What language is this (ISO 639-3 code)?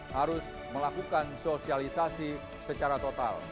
ind